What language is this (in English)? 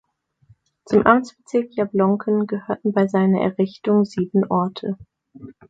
German